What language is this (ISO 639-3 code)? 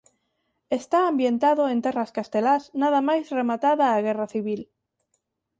glg